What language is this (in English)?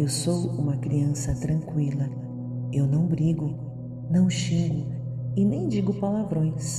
Portuguese